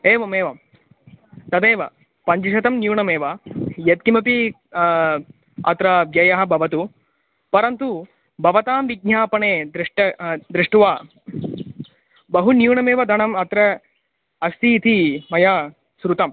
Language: Sanskrit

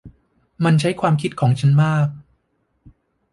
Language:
Thai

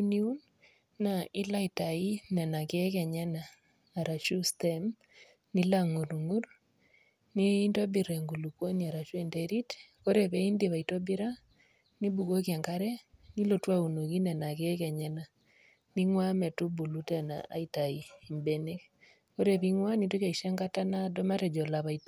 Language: Masai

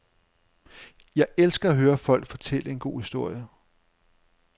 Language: Danish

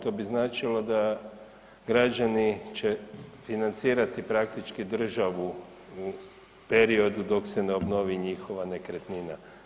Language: Croatian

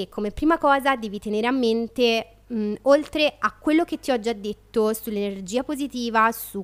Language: Italian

